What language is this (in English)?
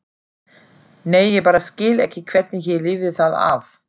Icelandic